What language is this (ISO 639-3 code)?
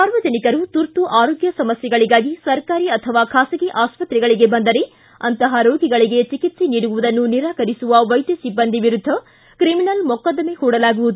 kan